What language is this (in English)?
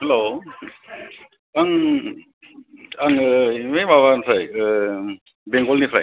Bodo